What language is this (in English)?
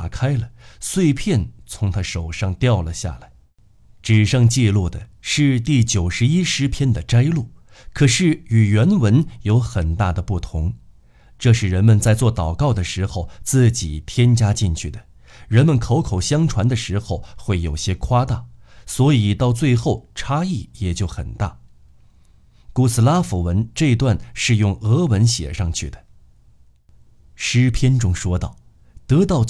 Chinese